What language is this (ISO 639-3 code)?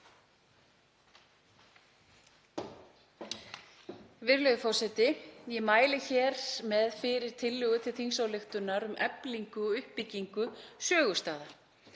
isl